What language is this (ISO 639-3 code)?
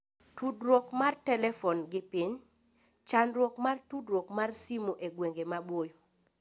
luo